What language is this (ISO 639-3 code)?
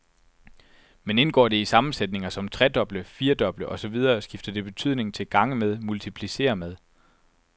dan